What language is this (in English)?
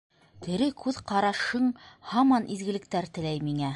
Bashkir